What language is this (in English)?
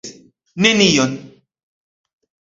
Esperanto